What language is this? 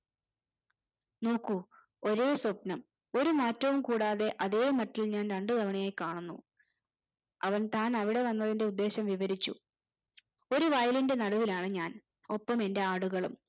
Malayalam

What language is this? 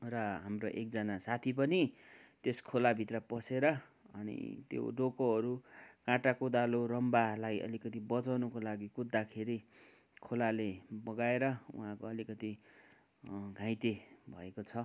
Nepali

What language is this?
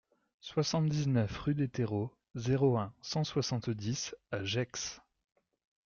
French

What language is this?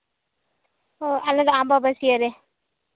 Santali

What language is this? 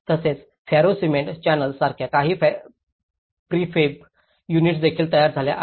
Marathi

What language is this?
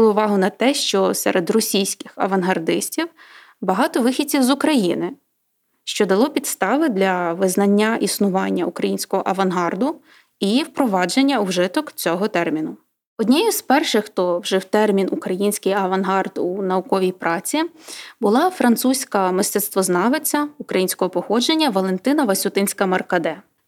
Ukrainian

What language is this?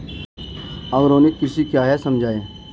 Hindi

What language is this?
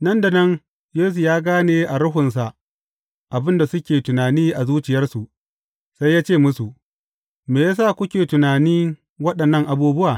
Hausa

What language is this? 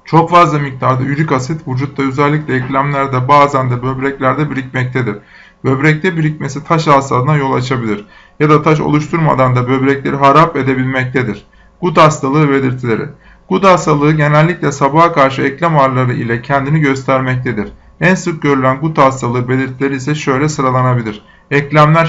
Turkish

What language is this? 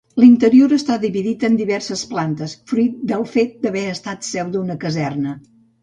Catalan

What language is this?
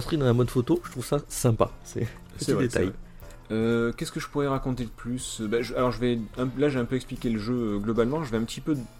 French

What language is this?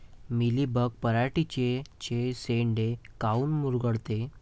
Marathi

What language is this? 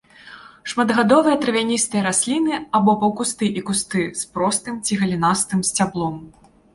Belarusian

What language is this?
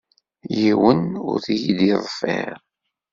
Kabyle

